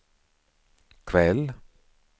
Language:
Swedish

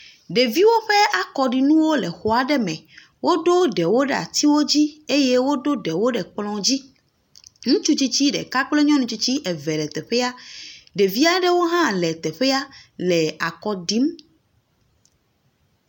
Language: Ewe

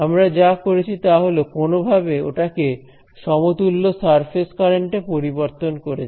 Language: Bangla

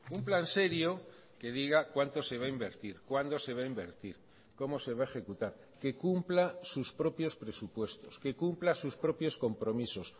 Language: Spanish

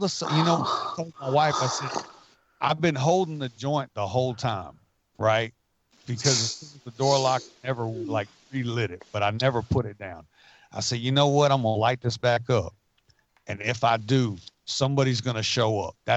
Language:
English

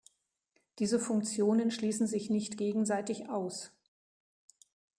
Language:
German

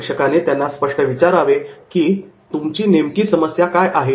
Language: Marathi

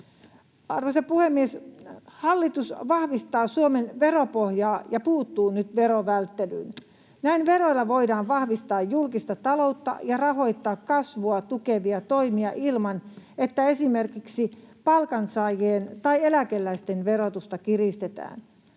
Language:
Finnish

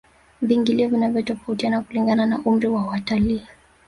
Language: Swahili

